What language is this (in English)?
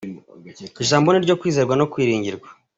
Kinyarwanda